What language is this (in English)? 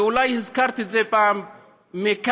Hebrew